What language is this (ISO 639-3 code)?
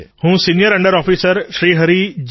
guj